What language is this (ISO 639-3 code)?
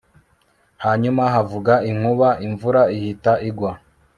kin